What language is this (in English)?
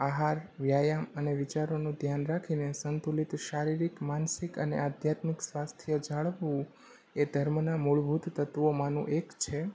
Gujarati